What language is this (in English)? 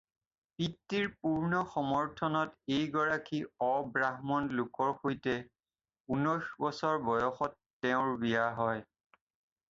Assamese